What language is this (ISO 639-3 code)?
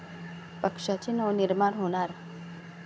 mar